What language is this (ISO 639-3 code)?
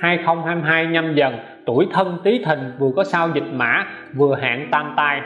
vie